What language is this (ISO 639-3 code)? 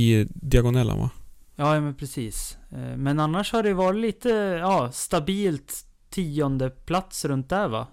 swe